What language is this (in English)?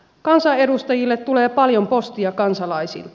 Finnish